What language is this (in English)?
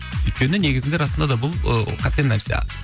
Kazakh